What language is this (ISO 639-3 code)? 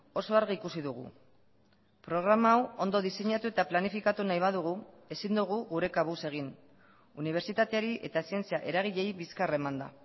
eus